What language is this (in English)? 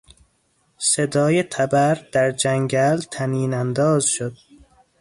Persian